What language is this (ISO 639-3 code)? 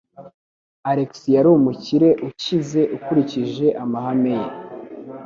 kin